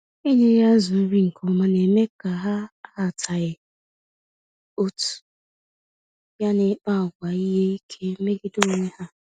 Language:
Igbo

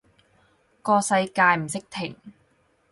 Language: Cantonese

